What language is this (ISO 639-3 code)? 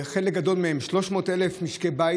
heb